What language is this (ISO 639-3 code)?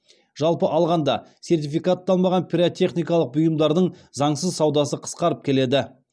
kaz